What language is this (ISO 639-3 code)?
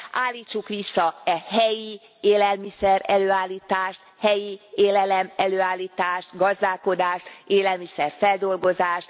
hun